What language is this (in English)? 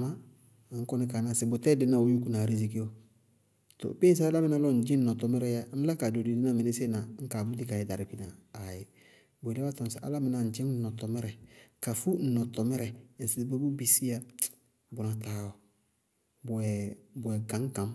Bago-Kusuntu